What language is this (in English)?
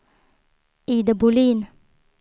Swedish